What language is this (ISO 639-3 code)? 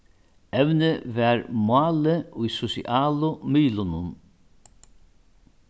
fao